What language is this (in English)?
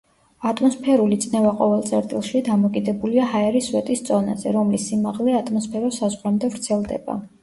Georgian